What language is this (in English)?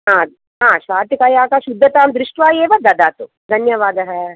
Sanskrit